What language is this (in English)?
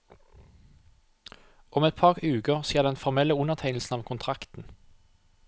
Norwegian